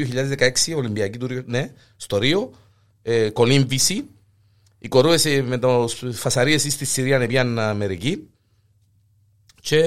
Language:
Greek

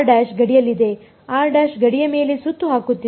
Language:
Kannada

